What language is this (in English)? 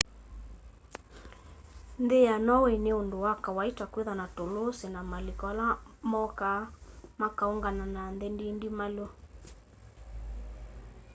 Kamba